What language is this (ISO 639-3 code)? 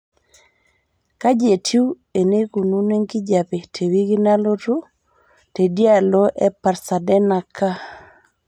mas